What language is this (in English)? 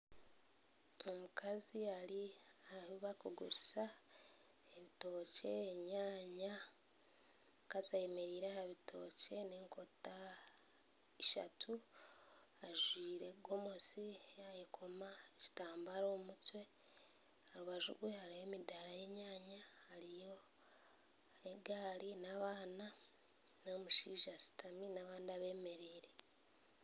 Nyankole